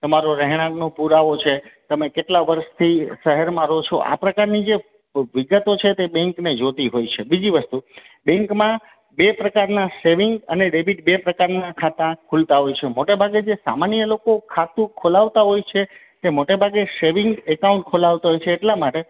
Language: Gujarati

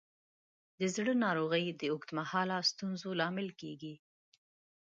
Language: Pashto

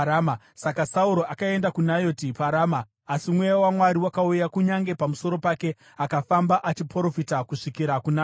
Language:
Shona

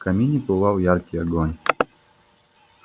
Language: Russian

